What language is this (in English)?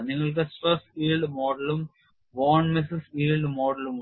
Malayalam